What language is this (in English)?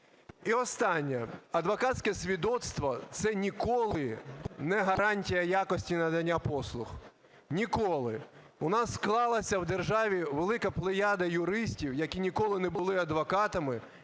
Ukrainian